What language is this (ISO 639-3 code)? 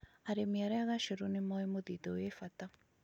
kik